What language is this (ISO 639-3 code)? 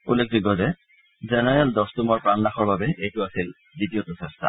asm